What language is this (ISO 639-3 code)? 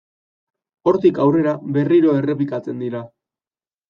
eus